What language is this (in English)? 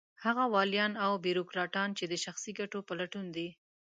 Pashto